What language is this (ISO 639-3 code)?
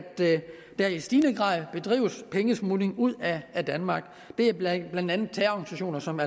dan